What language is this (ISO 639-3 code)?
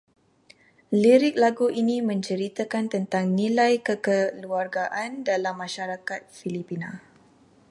msa